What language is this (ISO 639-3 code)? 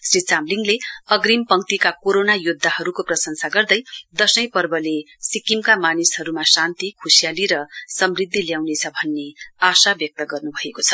nep